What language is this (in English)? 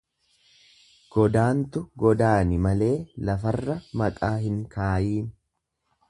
Oromo